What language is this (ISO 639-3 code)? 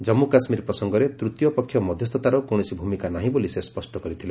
ori